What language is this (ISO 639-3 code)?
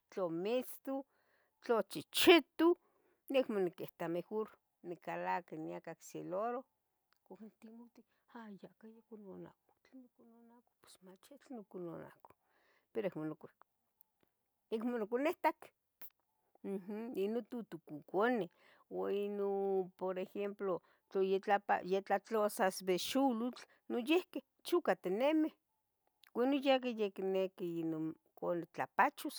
nhg